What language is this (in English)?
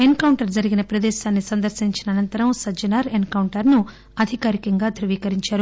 Telugu